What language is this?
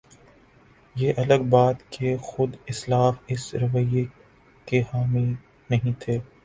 Urdu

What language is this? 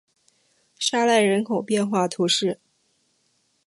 Chinese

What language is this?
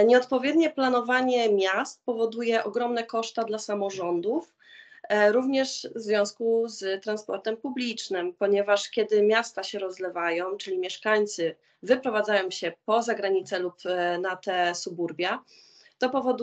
Polish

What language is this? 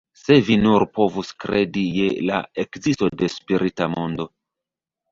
Esperanto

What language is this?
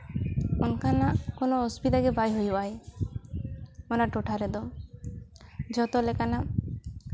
Santali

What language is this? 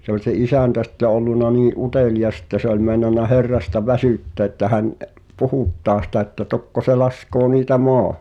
Finnish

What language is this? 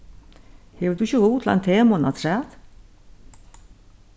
Faroese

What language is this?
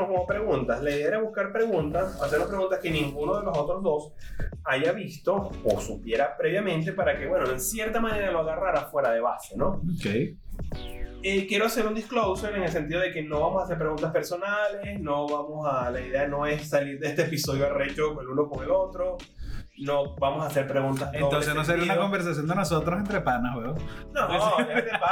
Spanish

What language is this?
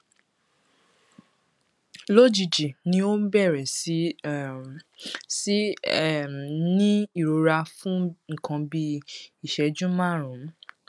Yoruba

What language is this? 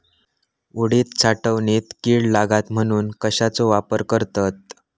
Marathi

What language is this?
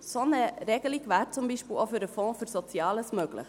Swiss German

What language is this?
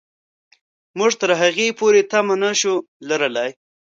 Pashto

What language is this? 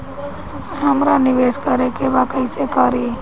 Bhojpuri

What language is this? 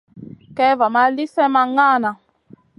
Masana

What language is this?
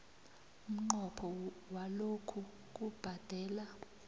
South Ndebele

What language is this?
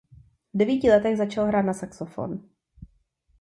Czech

